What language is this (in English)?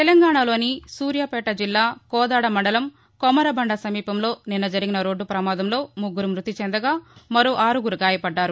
Telugu